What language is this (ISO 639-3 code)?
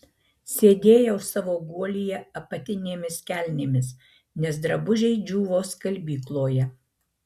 lit